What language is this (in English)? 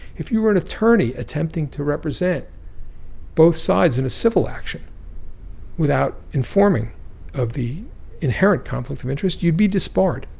English